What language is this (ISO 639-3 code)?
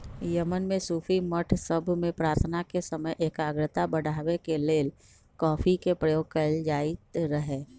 mag